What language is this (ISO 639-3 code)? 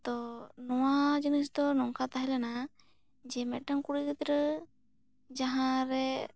sat